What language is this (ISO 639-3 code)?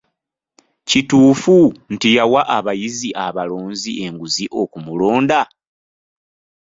lug